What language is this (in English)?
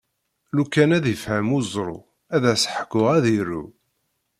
Kabyle